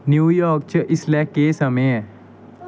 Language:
Dogri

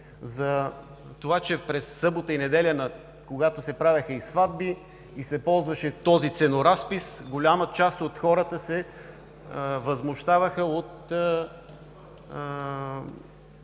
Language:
Bulgarian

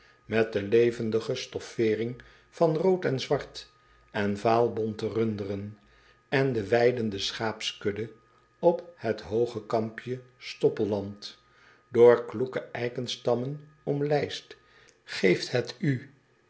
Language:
Dutch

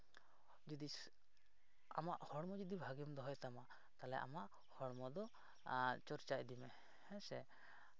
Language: Santali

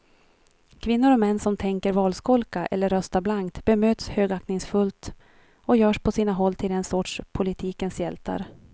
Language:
Swedish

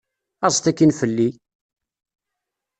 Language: Kabyle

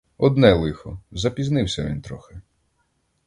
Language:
Ukrainian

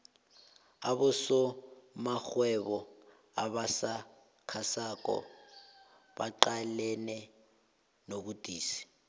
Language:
South Ndebele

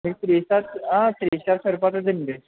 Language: Telugu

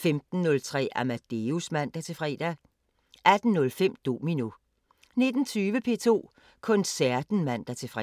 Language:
Danish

